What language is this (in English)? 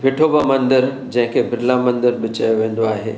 Sindhi